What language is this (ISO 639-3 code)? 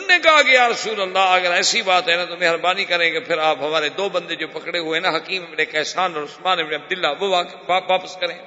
urd